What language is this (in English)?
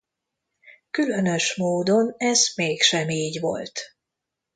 Hungarian